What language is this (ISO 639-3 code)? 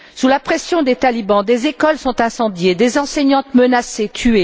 fra